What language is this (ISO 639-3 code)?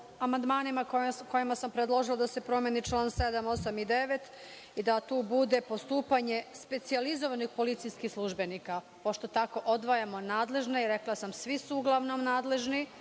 srp